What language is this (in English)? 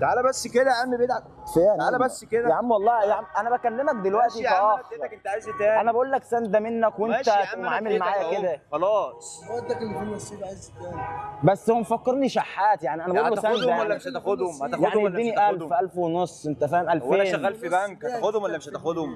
Arabic